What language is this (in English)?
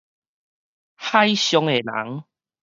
Min Nan Chinese